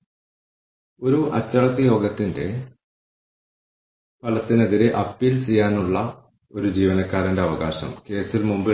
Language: Malayalam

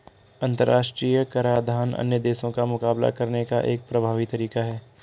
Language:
Hindi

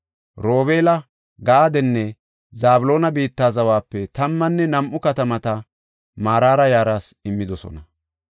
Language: Gofa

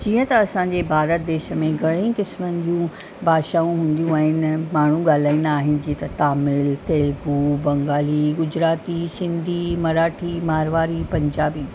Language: Sindhi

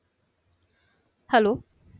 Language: Bangla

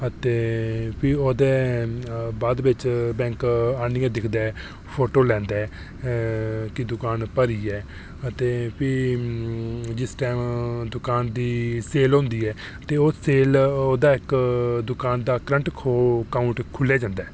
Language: Dogri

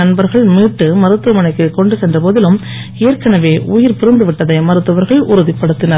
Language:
Tamil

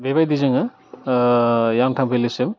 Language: Bodo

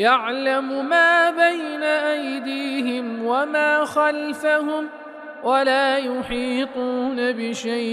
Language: Arabic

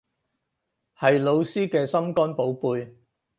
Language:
Cantonese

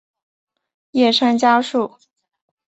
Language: Chinese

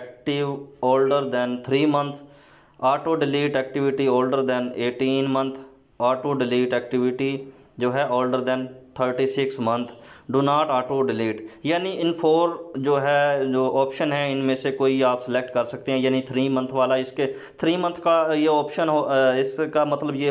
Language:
Indonesian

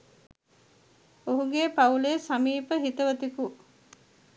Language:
Sinhala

